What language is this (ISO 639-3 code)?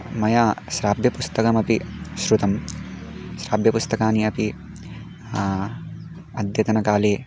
san